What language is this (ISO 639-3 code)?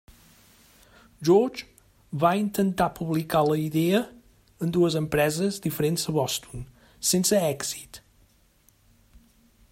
cat